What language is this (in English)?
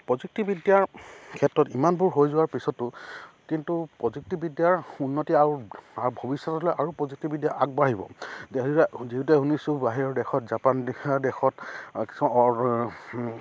Assamese